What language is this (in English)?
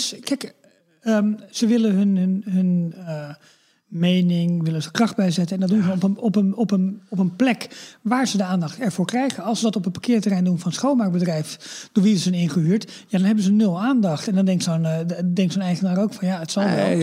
Dutch